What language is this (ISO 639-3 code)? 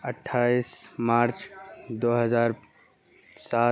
urd